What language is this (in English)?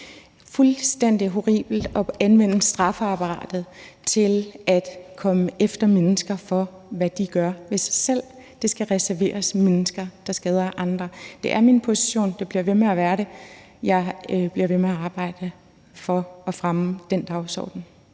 Danish